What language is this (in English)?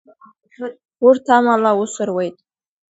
Abkhazian